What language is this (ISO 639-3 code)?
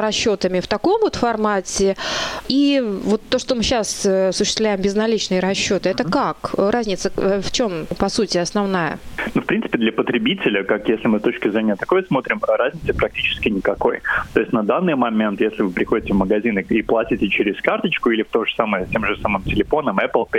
rus